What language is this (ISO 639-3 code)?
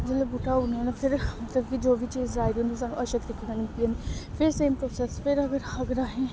doi